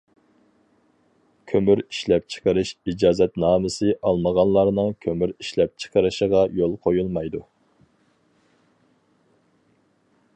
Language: Uyghur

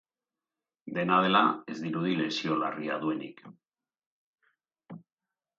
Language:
Basque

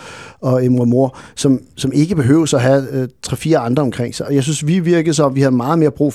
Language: Danish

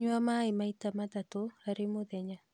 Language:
Kikuyu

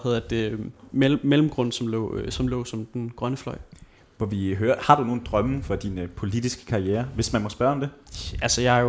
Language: Danish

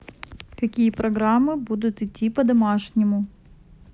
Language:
Russian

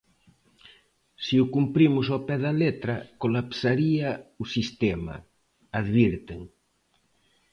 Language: Galician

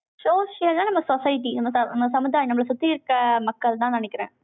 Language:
Tamil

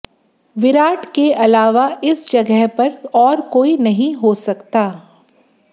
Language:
Hindi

